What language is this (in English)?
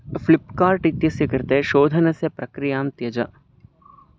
Sanskrit